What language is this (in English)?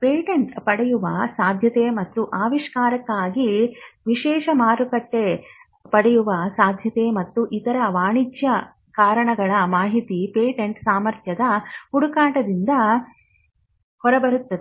Kannada